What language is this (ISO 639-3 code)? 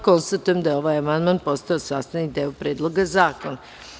srp